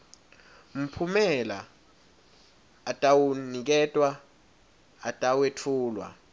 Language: Swati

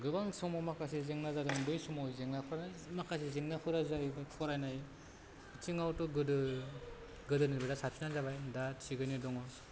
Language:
Bodo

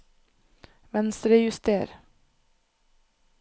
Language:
Norwegian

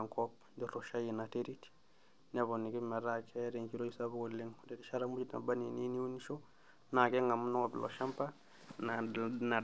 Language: Masai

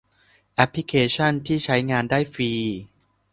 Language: Thai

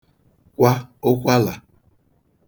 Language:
Igbo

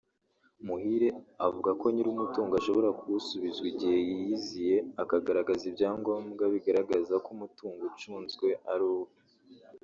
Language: Kinyarwanda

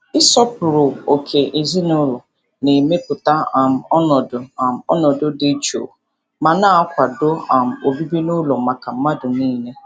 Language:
Igbo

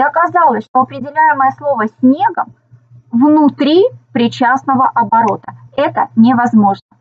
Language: Russian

